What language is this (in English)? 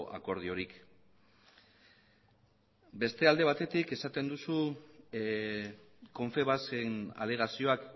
Basque